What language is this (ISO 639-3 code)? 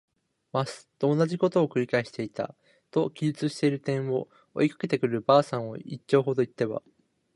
jpn